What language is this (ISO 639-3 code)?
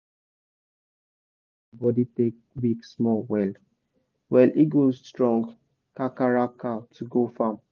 pcm